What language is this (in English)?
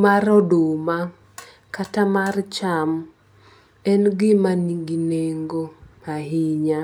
Luo (Kenya and Tanzania)